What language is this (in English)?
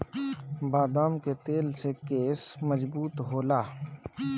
Bhojpuri